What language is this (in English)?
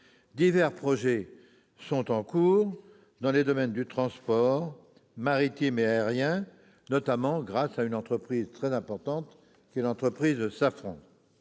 French